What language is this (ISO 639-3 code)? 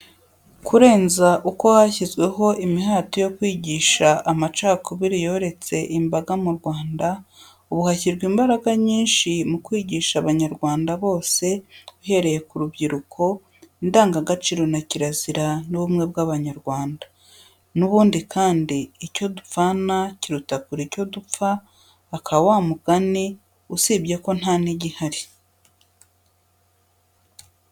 kin